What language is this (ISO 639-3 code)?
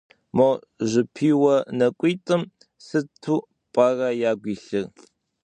kbd